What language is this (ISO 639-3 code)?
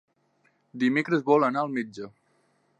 cat